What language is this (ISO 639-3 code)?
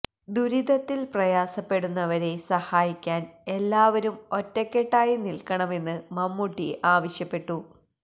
mal